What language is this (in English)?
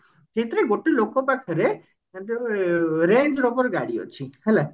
Odia